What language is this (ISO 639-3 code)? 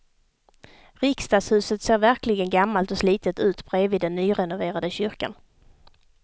swe